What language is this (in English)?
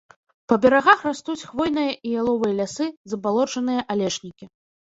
Belarusian